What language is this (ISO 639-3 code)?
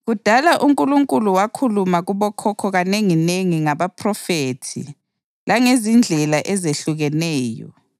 nde